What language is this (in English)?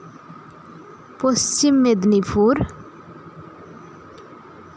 Santali